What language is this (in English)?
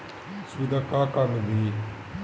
Bhojpuri